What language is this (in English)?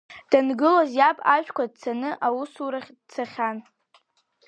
Abkhazian